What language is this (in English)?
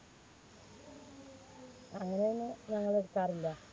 Malayalam